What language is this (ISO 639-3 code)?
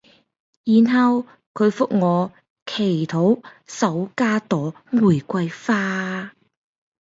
yue